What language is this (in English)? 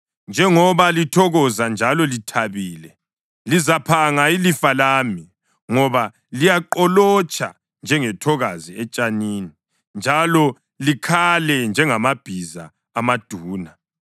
North Ndebele